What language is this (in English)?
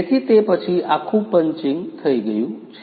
Gujarati